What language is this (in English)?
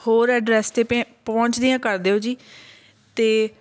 Punjabi